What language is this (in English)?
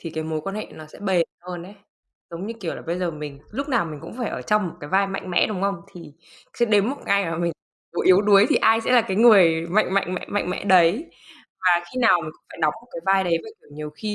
Vietnamese